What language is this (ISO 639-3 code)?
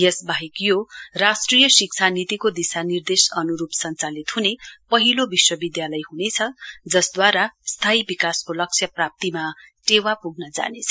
nep